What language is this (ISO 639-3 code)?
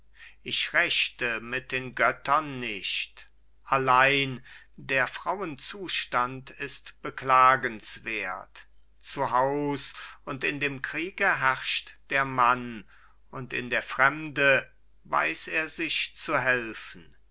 deu